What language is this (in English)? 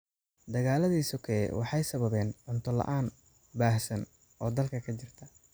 Somali